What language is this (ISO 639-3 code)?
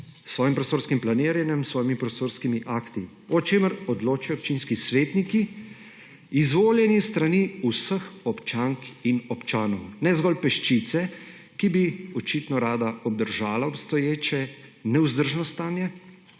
slv